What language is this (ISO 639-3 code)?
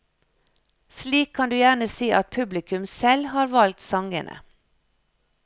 nor